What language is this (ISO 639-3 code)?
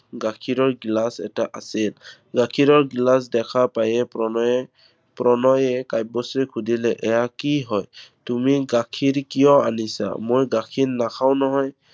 asm